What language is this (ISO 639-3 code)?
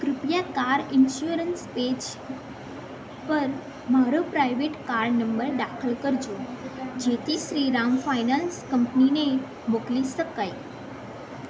guj